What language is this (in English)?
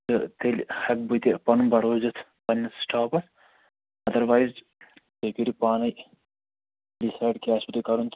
Kashmiri